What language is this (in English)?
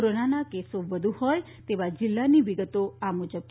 Gujarati